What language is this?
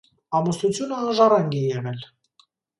Armenian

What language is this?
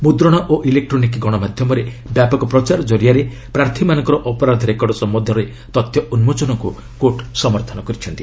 Odia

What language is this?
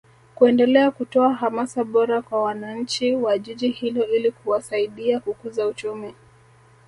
Swahili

